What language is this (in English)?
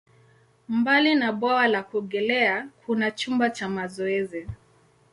Swahili